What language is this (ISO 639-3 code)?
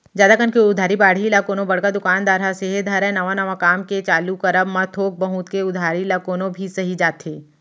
hne